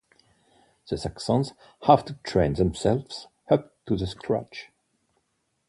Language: English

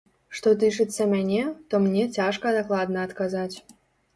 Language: Belarusian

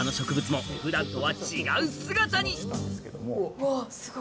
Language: Japanese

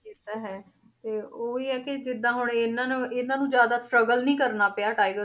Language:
Punjabi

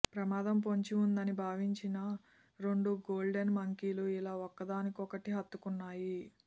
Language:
Telugu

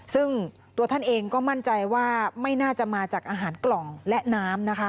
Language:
Thai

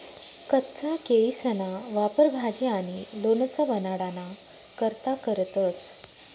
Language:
Marathi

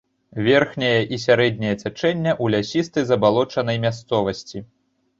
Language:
Belarusian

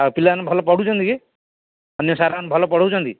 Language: Odia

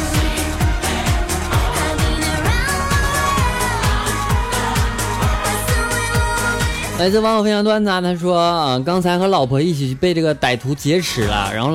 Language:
Chinese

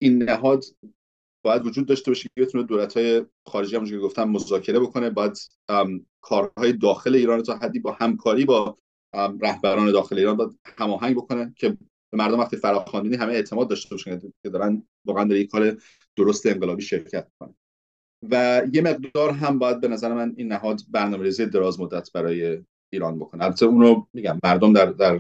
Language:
Persian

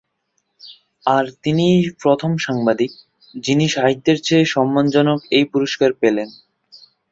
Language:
Bangla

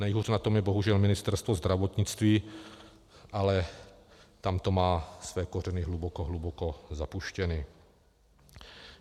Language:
Czech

